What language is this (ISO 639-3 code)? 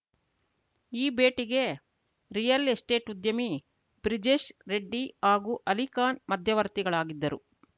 kan